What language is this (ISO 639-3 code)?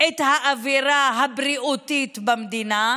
heb